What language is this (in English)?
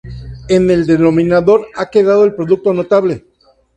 Spanish